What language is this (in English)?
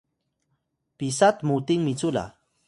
Atayal